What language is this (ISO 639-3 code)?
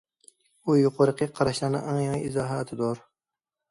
uig